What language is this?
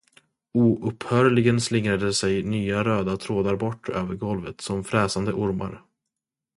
Swedish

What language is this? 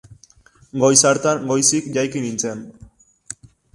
Basque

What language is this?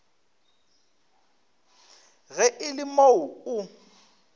Northern Sotho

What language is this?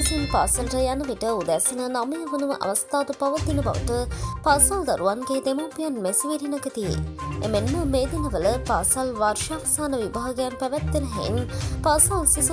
Turkish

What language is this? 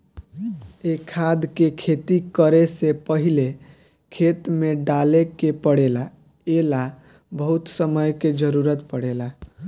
Bhojpuri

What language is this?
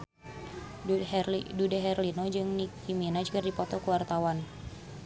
Sundanese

